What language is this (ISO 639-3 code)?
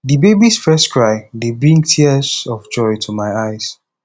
pcm